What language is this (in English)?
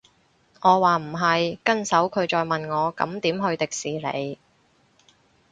Cantonese